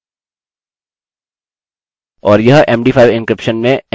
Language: Hindi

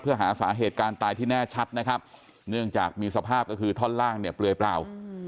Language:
Thai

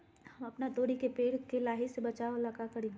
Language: Magahi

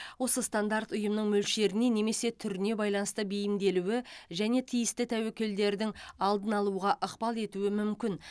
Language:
Kazakh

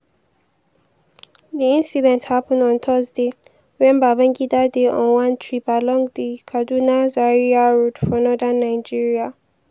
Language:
Nigerian Pidgin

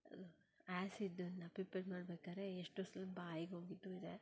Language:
Kannada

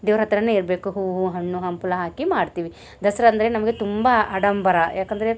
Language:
Kannada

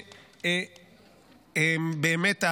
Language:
Hebrew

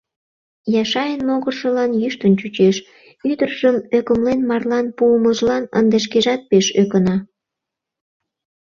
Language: Mari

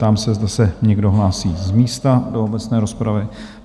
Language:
Czech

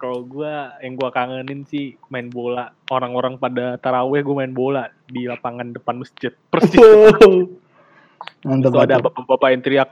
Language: Indonesian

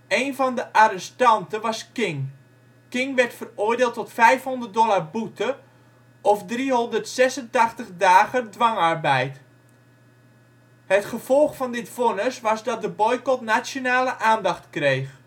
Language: Dutch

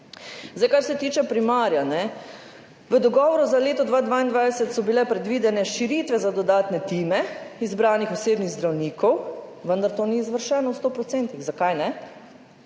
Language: Slovenian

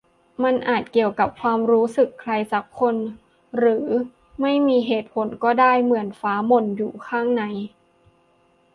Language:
Thai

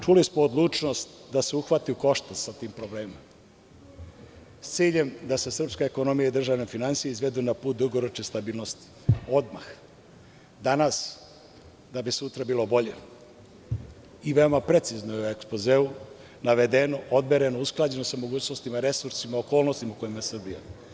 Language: Serbian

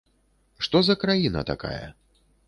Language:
Belarusian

